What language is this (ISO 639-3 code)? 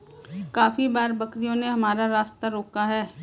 hin